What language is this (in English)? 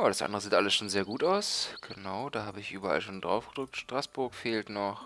German